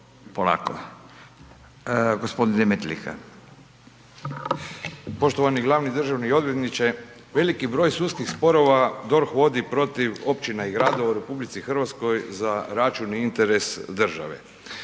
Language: Croatian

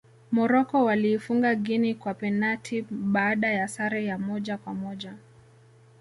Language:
Swahili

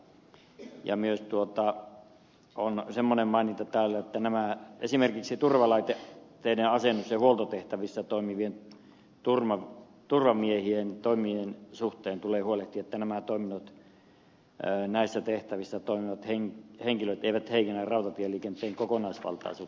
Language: Finnish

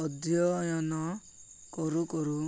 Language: Odia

